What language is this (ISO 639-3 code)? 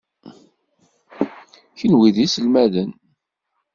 kab